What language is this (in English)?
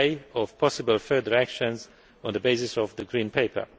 English